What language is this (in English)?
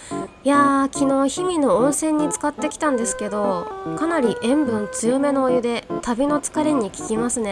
Japanese